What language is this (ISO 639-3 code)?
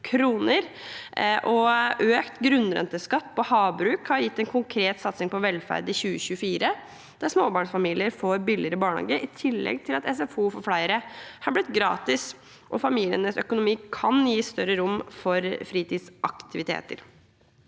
nor